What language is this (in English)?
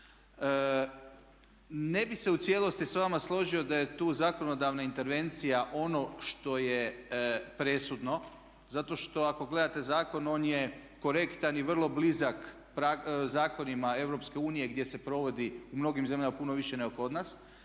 Croatian